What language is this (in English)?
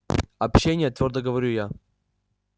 Russian